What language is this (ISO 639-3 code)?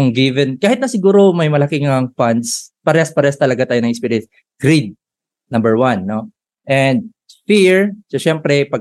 fil